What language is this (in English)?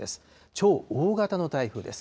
Japanese